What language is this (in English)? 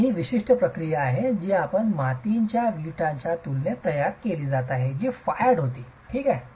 Marathi